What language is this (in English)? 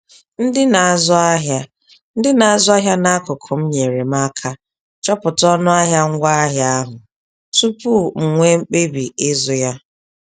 Igbo